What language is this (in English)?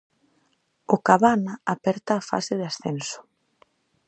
Galician